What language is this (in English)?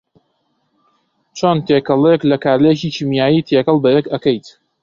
Central Kurdish